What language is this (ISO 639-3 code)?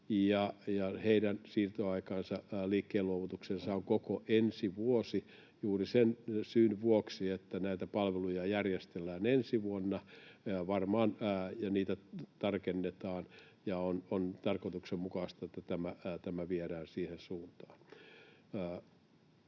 fin